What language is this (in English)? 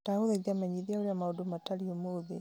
Kikuyu